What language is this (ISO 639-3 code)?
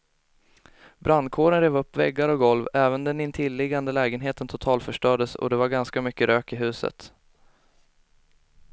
swe